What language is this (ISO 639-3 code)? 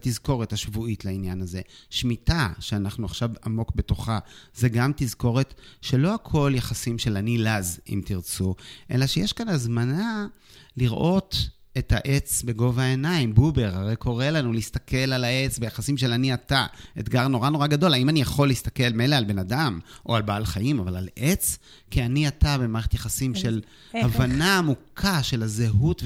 heb